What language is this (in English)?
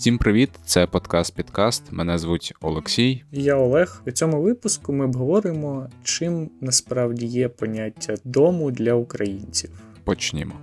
Ukrainian